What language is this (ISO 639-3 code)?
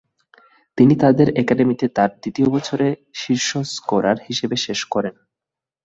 ben